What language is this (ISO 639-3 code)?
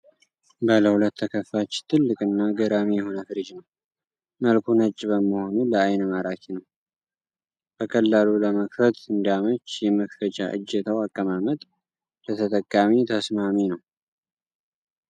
amh